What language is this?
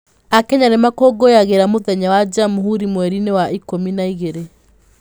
Kikuyu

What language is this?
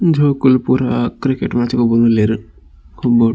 Tulu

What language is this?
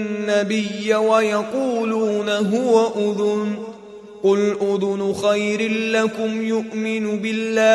Arabic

